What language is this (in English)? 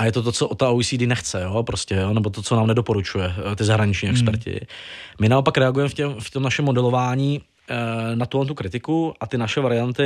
Czech